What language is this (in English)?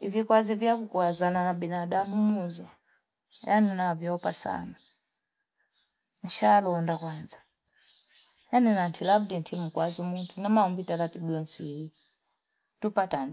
Fipa